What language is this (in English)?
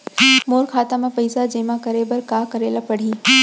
Chhattisgarhi